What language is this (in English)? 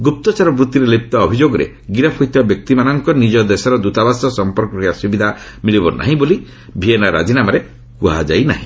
Odia